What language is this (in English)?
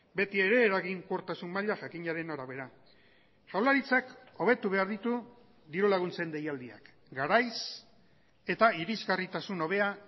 Basque